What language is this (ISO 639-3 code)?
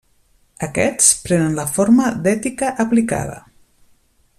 cat